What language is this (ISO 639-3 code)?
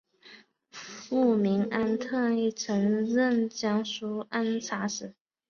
zho